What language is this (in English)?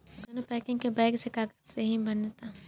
Bhojpuri